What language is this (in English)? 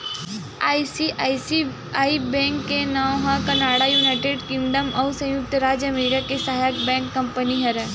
Chhattisgarhi